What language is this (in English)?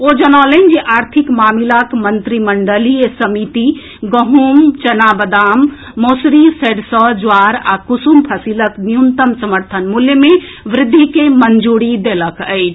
Maithili